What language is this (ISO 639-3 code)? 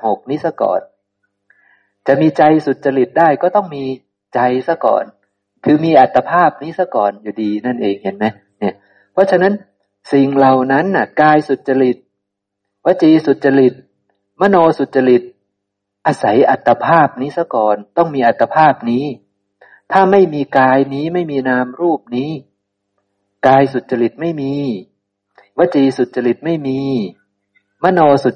tha